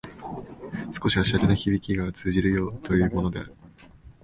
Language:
Japanese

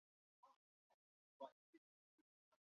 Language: Chinese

